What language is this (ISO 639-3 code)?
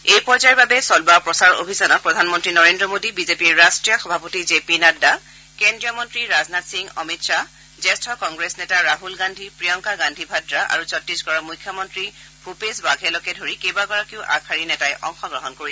asm